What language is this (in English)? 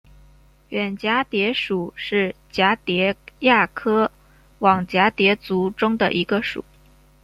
Chinese